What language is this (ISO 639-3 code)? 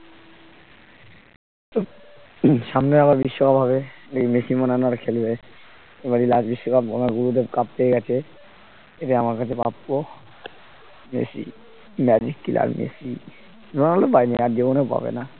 ben